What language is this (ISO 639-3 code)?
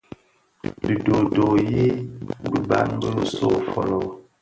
ksf